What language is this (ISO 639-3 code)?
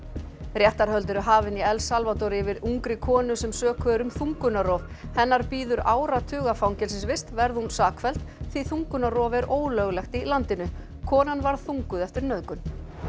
isl